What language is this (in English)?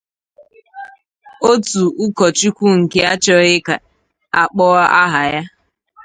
Igbo